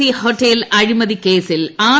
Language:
Malayalam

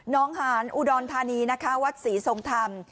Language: Thai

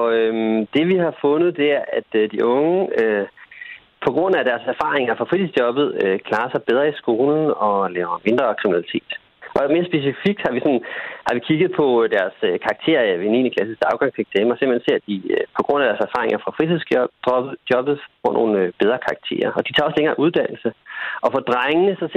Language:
Danish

